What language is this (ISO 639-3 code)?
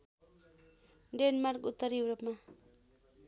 nep